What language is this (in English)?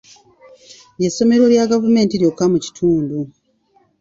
Ganda